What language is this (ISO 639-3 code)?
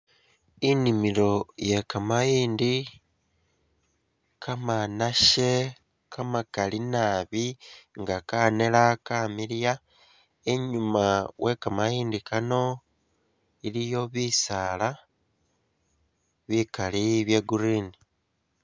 myx